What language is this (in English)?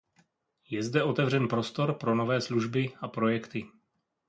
Czech